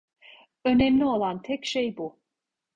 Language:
Turkish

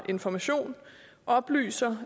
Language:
Danish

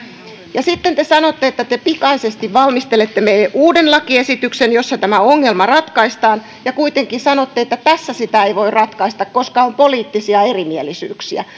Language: Finnish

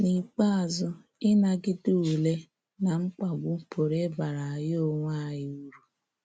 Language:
Igbo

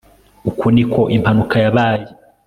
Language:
Kinyarwanda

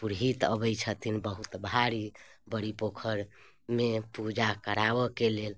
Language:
Maithili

